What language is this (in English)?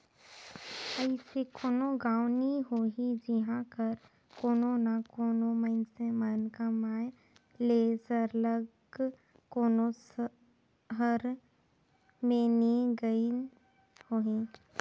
Chhattisgarhi